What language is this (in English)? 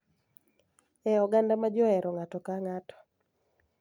Luo (Kenya and Tanzania)